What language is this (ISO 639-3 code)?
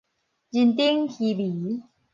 nan